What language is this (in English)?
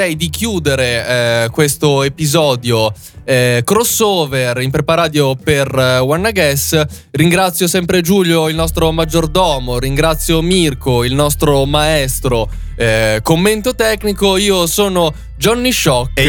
Italian